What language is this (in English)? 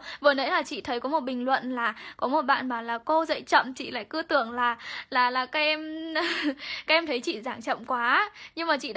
Vietnamese